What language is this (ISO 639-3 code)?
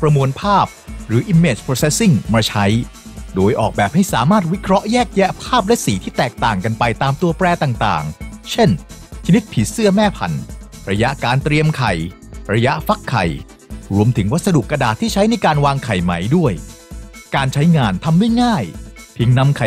tha